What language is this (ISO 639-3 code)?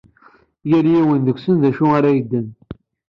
kab